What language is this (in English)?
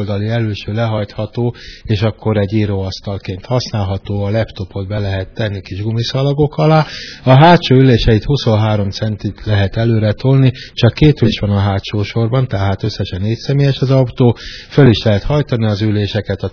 Hungarian